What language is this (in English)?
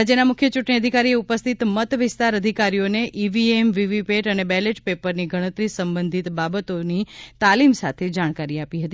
Gujarati